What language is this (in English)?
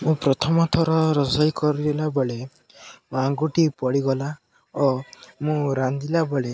Odia